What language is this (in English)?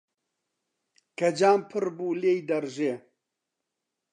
Central Kurdish